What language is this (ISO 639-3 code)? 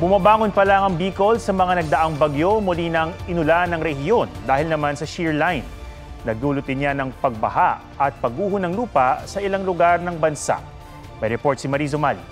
fil